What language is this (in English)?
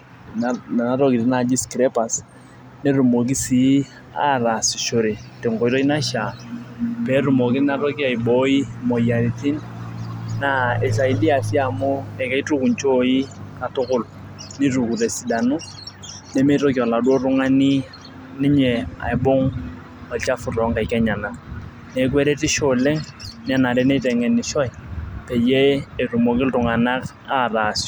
Masai